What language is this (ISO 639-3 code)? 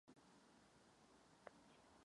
ces